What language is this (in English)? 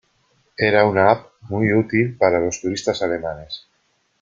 Spanish